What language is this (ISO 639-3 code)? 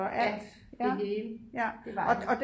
dan